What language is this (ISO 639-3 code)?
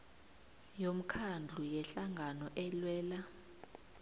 nbl